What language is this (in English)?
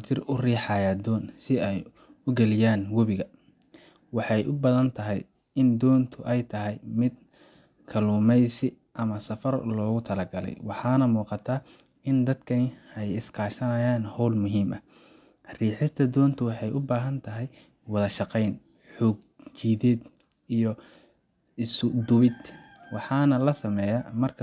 Somali